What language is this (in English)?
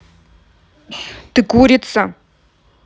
Russian